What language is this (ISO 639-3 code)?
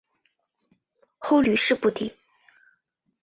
zho